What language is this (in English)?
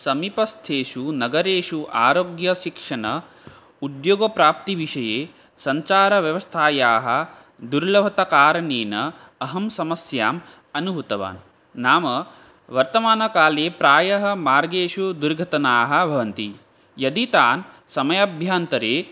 Sanskrit